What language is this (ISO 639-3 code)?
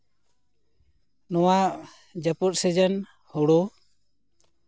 sat